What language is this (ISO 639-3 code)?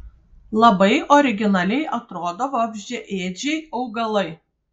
lit